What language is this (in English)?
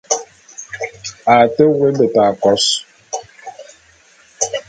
Bulu